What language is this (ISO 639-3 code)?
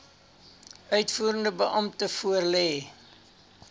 afr